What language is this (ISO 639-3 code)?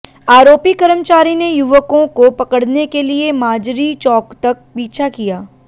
hin